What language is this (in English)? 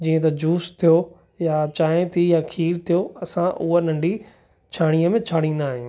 Sindhi